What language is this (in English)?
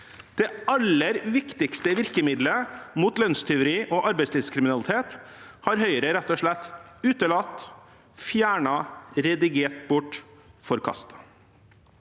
Norwegian